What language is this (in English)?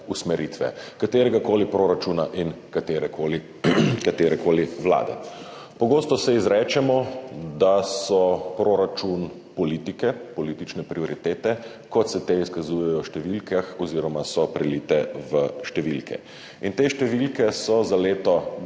Slovenian